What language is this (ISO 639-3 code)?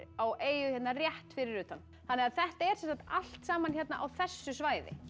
isl